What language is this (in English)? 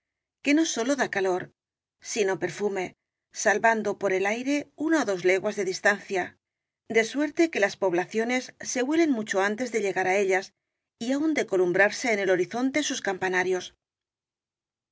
Spanish